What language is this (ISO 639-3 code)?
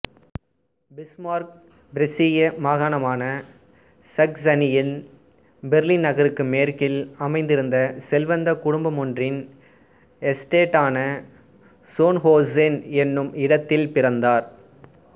tam